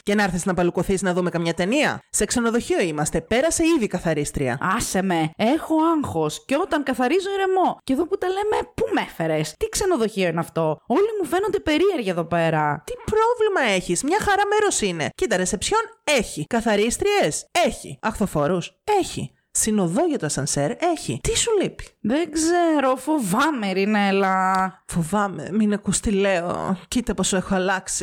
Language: Greek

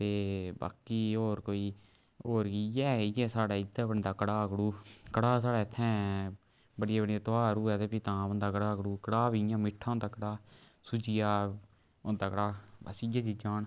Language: Dogri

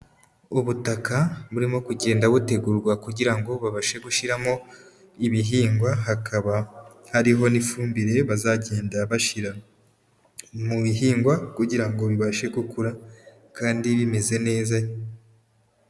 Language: Kinyarwanda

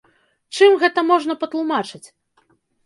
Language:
Belarusian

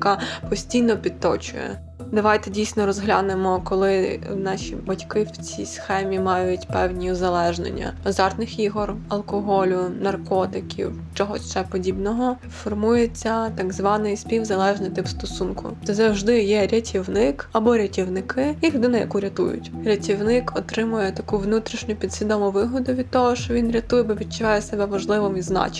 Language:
Ukrainian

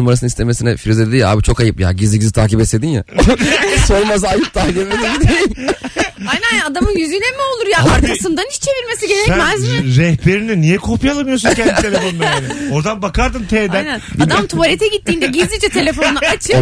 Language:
Turkish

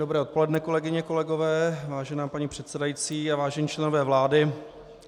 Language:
Czech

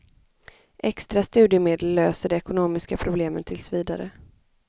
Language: Swedish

